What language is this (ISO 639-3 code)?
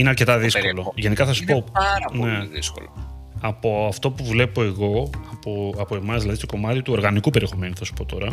ell